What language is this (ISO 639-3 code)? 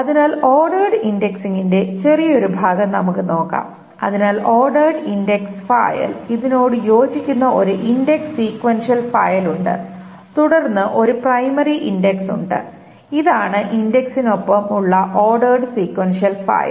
mal